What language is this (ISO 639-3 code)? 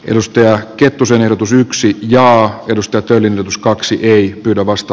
fin